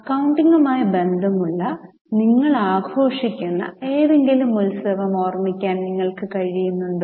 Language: Malayalam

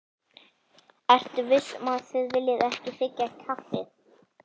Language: Icelandic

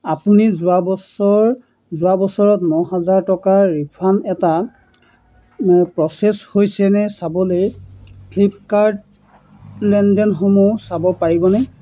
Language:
Assamese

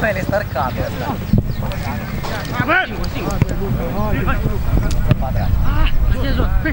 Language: Romanian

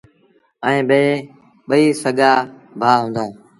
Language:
Sindhi Bhil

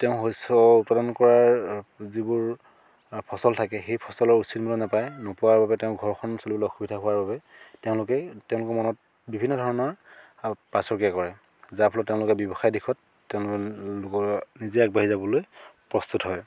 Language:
Assamese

